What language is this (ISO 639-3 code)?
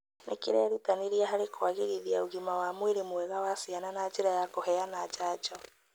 kik